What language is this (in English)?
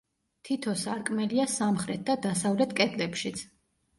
Georgian